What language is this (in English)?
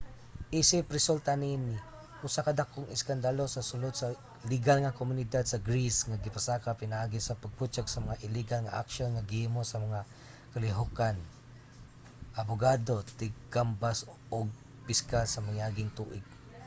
Cebuano